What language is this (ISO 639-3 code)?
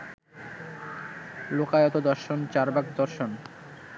ben